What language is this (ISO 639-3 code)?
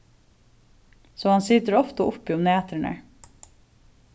fao